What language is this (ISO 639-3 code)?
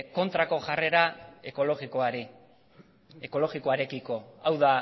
eus